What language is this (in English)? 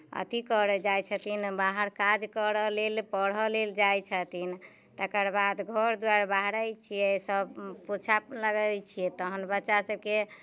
Maithili